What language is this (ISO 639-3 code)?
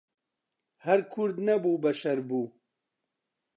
ckb